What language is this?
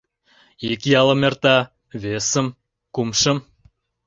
Mari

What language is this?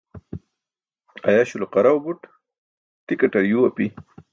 Burushaski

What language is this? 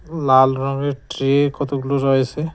Bangla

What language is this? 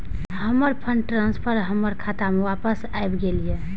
Maithili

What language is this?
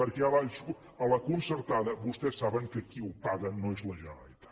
Catalan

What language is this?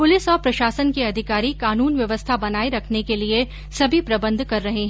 Hindi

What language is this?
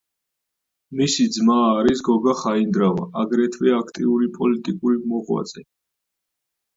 Georgian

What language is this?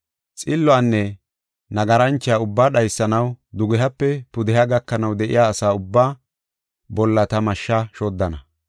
Gofa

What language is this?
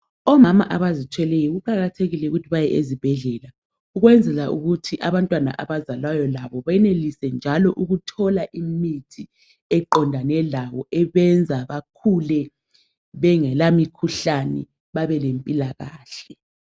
North Ndebele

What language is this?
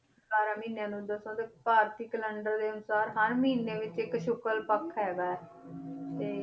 Punjabi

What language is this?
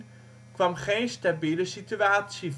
Dutch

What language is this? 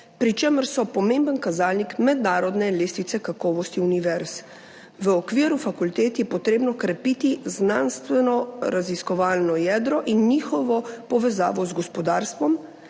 Slovenian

